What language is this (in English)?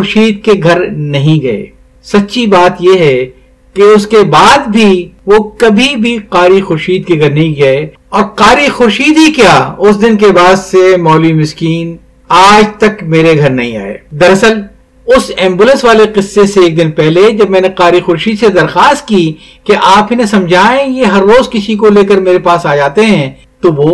Urdu